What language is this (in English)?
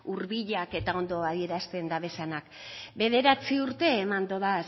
Basque